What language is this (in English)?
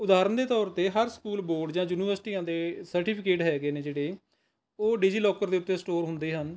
Punjabi